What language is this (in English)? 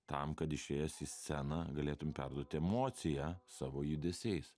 Lithuanian